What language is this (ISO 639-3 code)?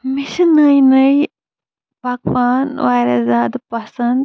kas